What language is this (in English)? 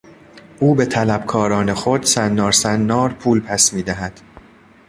Persian